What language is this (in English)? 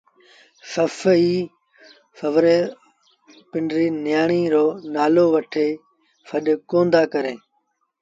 Sindhi Bhil